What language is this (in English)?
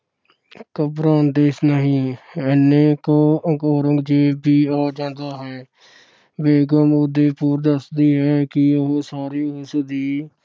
Punjabi